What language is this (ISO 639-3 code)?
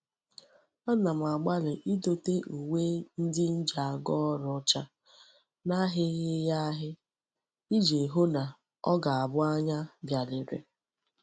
ibo